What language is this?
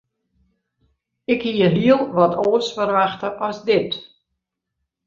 Western Frisian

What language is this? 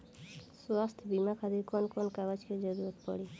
Bhojpuri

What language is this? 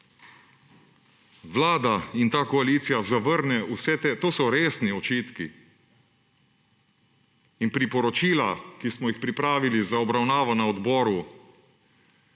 Slovenian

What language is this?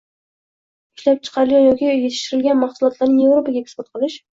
Uzbek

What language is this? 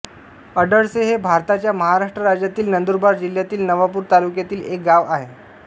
Marathi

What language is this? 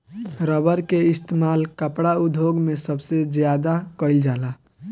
Bhojpuri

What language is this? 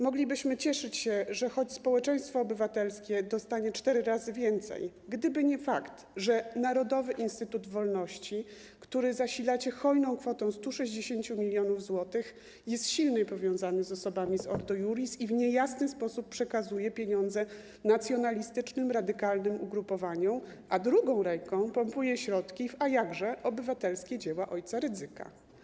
Polish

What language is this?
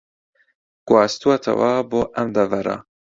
Central Kurdish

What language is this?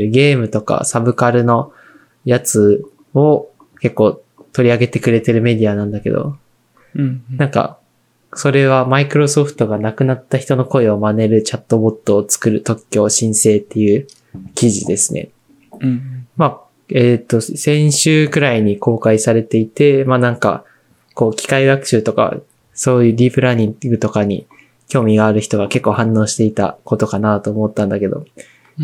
Japanese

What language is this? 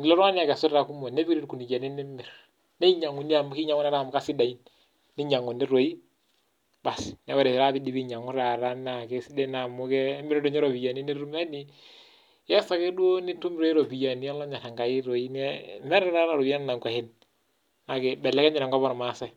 Masai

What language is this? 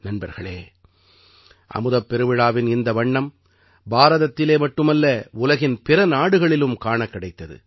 Tamil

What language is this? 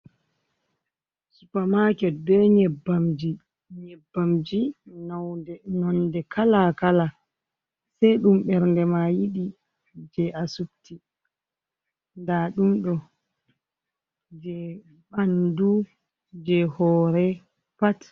Fula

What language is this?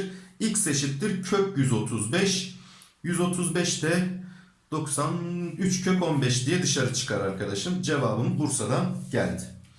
Turkish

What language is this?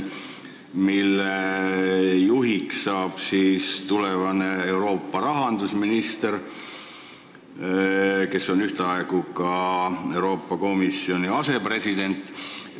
Estonian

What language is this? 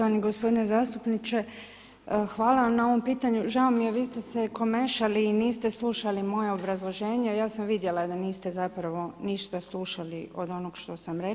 Croatian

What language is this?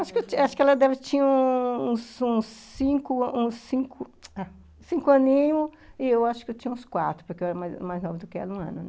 Portuguese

